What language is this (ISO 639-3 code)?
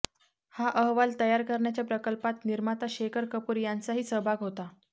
mar